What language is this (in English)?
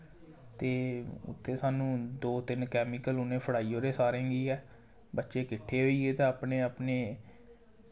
Dogri